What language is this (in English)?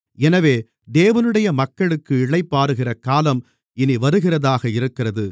Tamil